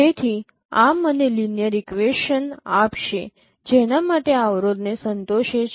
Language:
Gujarati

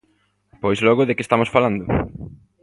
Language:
Galician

